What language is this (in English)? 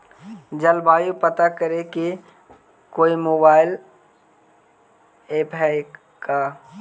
Magahi